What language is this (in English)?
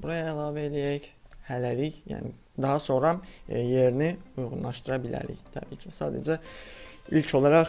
Turkish